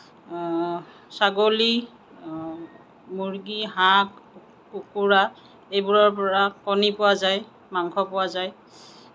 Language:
Assamese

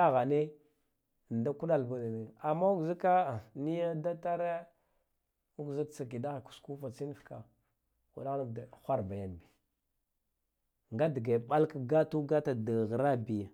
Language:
Guduf-Gava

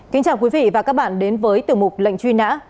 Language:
Vietnamese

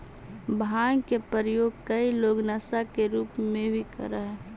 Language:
Magahi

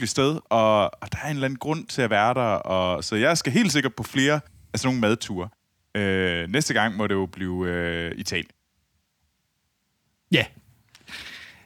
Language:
Danish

